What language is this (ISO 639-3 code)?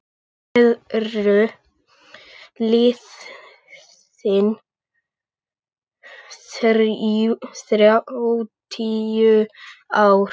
isl